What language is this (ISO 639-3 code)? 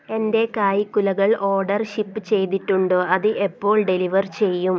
mal